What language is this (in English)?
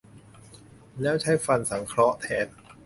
Thai